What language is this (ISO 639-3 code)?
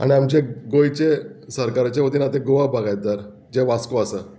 kok